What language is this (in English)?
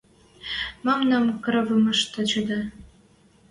Western Mari